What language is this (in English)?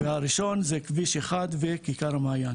Hebrew